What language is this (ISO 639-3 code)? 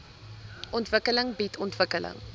afr